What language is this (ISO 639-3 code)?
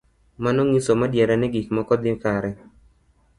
luo